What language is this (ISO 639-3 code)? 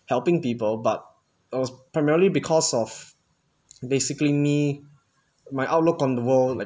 eng